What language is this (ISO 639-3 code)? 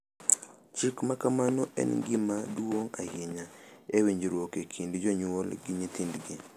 luo